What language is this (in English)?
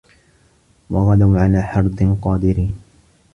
Arabic